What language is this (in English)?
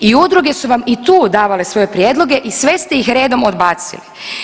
Croatian